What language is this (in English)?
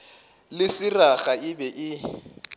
Northern Sotho